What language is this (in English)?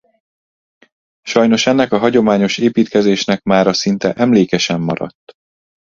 Hungarian